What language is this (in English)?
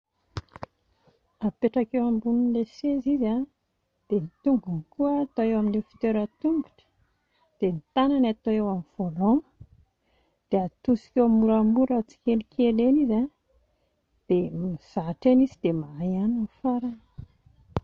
Malagasy